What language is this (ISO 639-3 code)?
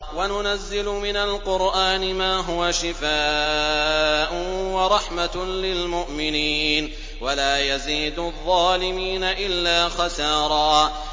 ara